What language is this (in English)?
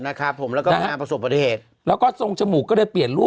Thai